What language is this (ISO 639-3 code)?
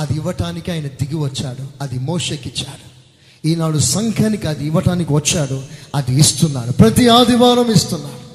tel